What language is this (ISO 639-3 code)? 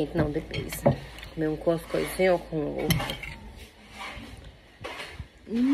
por